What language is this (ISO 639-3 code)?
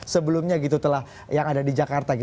ind